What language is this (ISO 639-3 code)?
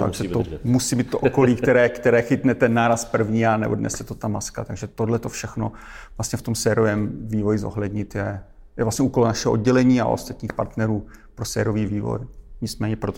ces